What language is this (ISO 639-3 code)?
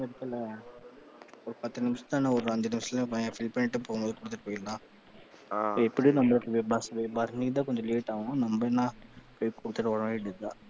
tam